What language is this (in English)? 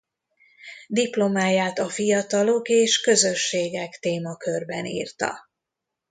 Hungarian